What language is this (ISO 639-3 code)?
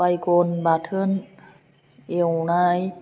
brx